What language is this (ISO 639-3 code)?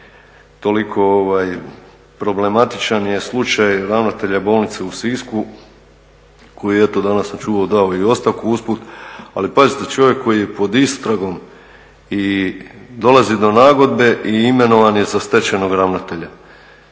hrv